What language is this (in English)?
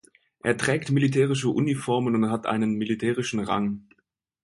German